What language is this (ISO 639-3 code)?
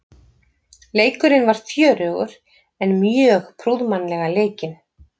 isl